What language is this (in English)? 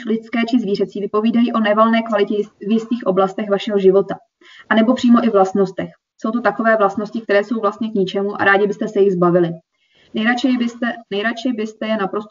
Czech